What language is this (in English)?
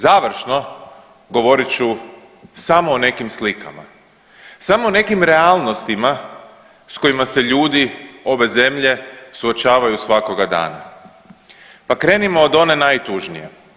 Croatian